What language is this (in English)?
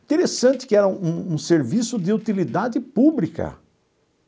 Portuguese